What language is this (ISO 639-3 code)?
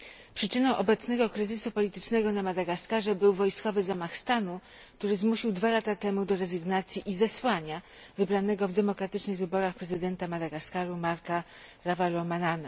pol